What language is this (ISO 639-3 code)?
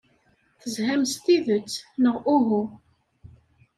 kab